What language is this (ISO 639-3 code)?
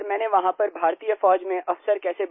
hin